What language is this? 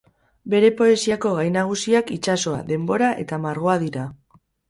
Basque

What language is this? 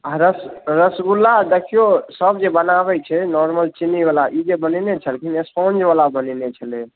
Maithili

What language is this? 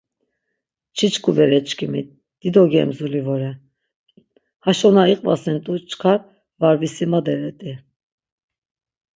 Laz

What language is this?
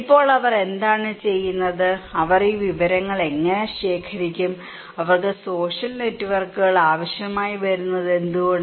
Malayalam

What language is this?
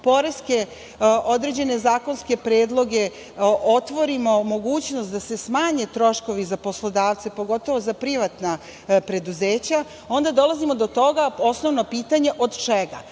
Serbian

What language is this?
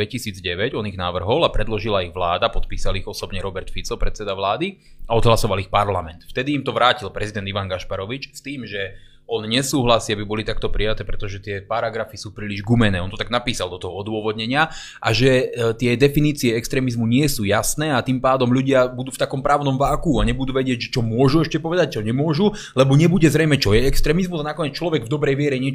Slovak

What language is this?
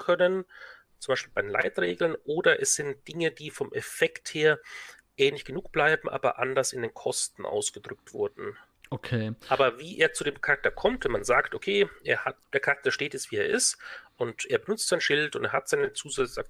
German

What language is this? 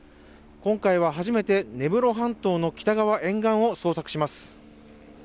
Japanese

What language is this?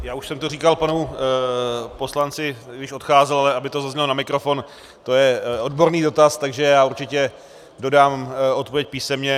Czech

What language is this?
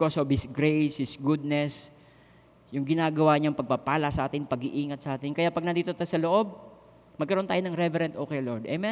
Filipino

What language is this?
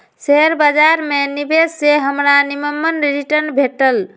Magahi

